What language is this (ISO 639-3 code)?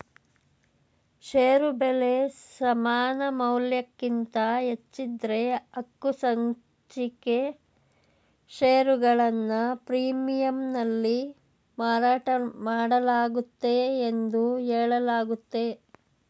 kan